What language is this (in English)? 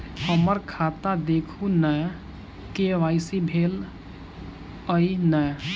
Maithili